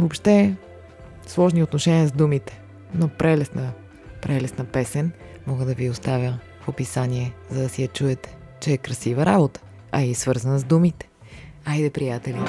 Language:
Bulgarian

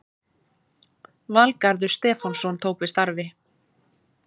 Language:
Icelandic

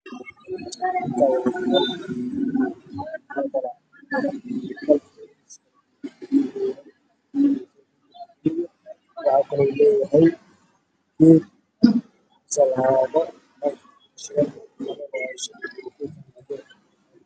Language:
Somali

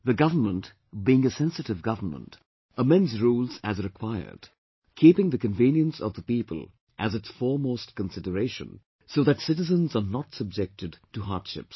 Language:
English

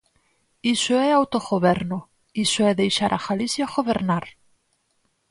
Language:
Galician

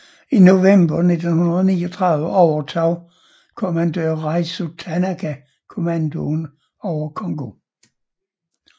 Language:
Danish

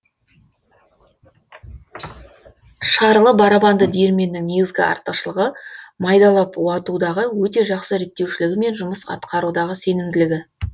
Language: Kazakh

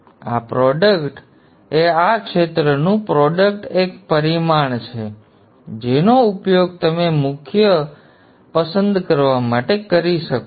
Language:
Gujarati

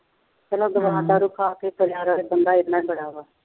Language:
Punjabi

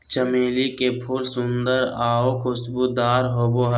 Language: Magahi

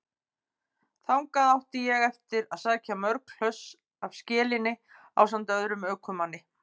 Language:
Icelandic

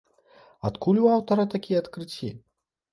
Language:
Belarusian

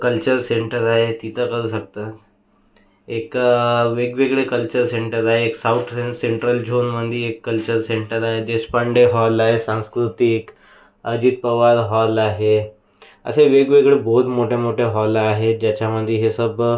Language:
Marathi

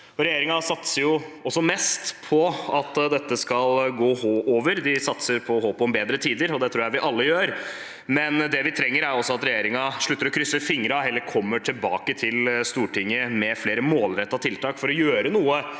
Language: Norwegian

